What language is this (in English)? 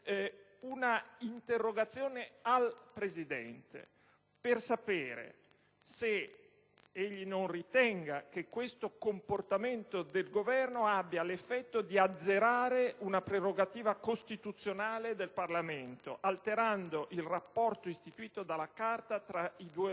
Italian